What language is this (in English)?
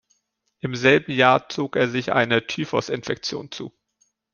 German